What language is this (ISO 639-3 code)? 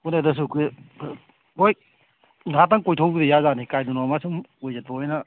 mni